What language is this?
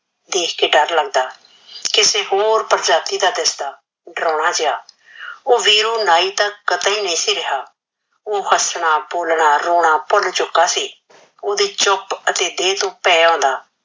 Punjabi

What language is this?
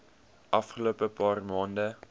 Afrikaans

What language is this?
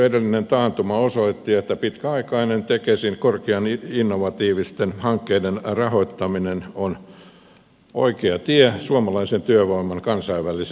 Finnish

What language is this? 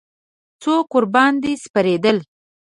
Pashto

